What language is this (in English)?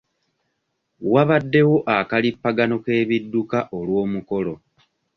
Ganda